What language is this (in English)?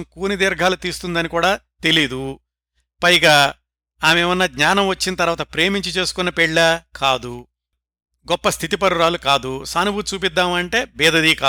Telugu